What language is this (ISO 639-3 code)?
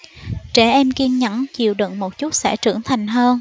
vie